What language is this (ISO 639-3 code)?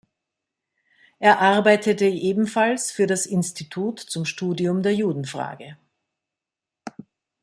deu